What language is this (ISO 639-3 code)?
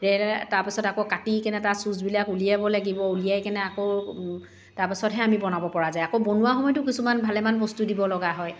asm